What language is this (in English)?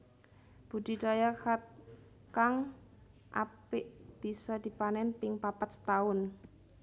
Javanese